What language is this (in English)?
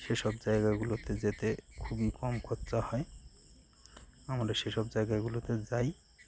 Bangla